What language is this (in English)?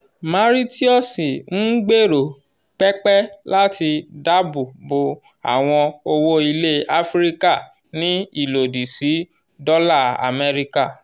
Yoruba